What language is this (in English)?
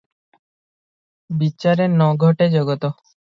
Odia